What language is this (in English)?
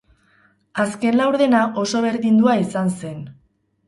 Basque